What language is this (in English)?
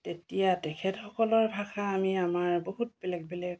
Assamese